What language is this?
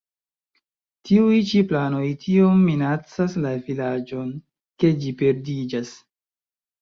Esperanto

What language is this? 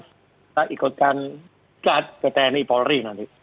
Indonesian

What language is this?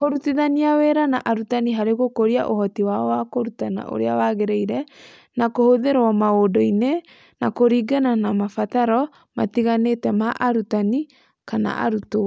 Kikuyu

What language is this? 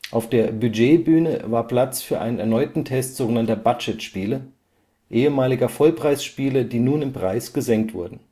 German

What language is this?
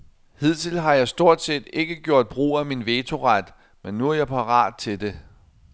Danish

